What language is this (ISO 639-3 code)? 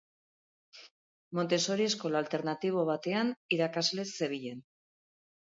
eus